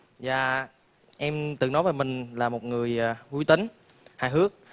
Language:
Vietnamese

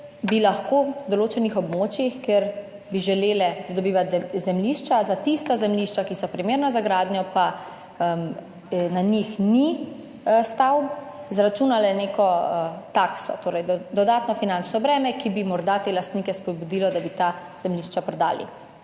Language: Slovenian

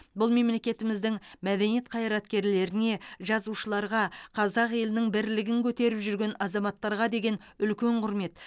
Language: Kazakh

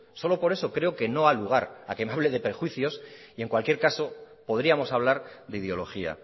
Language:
Spanish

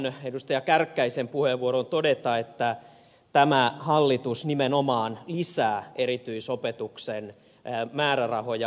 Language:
Finnish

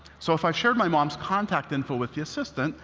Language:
English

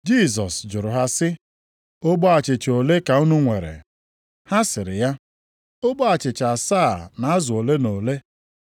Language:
Igbo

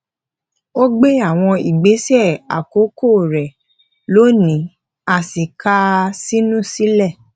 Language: Yoruba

